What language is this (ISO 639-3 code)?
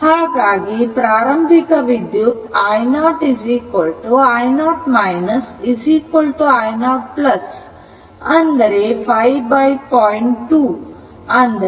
kan